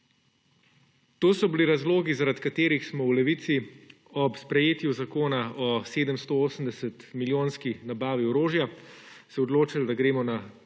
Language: Slovenian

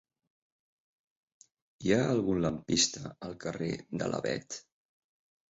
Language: Catalan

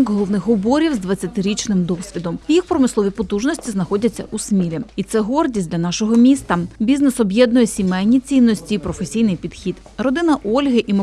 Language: Ukrainian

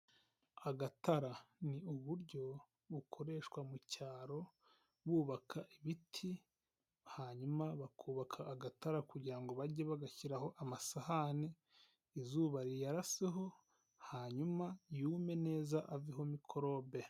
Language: Kinyarwanda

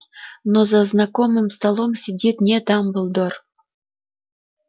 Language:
Russian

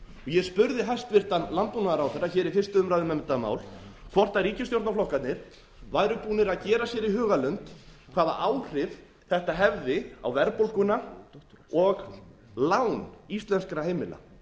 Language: Icelandic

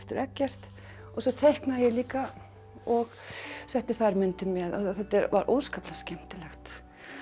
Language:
Icelandic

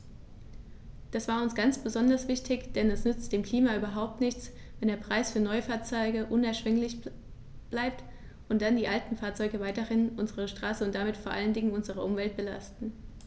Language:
German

